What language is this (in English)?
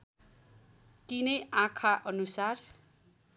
Nepali